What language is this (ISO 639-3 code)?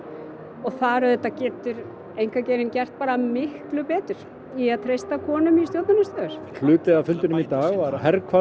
isl